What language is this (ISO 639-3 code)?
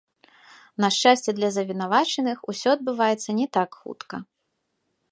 bel